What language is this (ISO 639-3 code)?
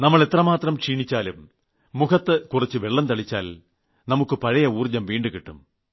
mal